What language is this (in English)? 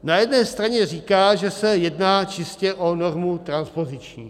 Czech